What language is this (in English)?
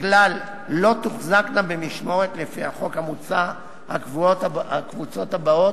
Hebrew